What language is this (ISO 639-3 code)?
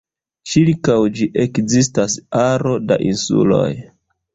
epo